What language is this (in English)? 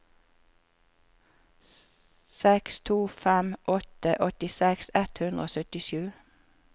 Norwegian